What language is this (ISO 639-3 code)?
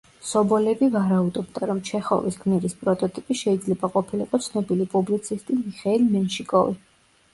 kat